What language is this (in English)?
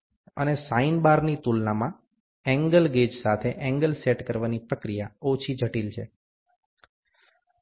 Gujarati